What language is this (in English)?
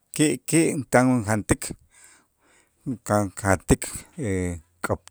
Itzá